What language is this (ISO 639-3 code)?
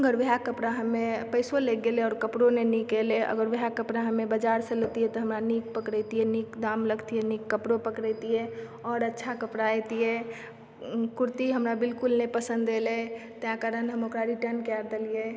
mai